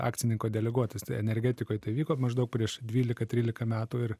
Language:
Lithuanian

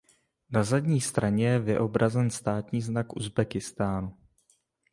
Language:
Czech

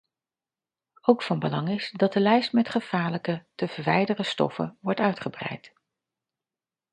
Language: Dutch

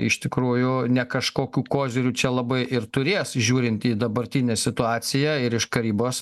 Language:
Lithuanian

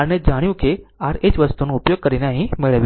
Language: Gujarati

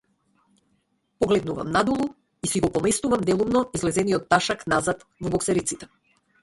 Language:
Macedonian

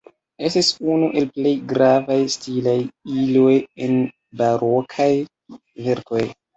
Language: Esperanto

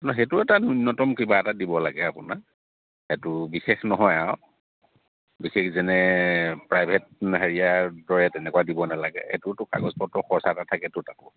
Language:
Assamese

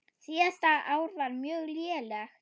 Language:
Icelandic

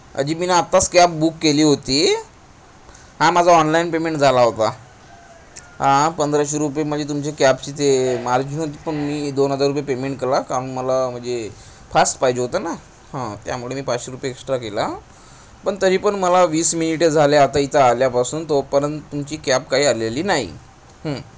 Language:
Marathi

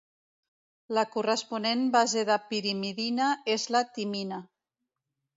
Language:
Catalan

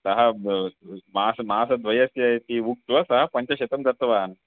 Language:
Sanskrit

